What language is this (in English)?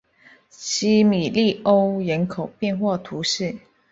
Chinese